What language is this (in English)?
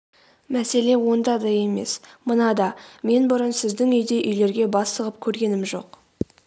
Kazakh